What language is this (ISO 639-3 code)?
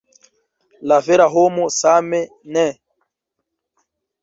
epo